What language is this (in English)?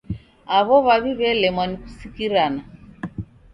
Taita